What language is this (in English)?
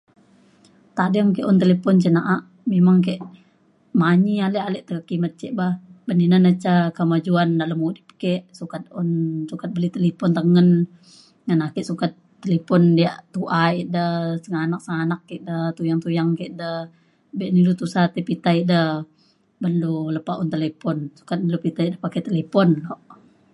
Mainstream Kenyah